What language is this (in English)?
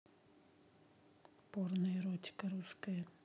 Russian